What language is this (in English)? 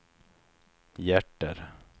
Swedish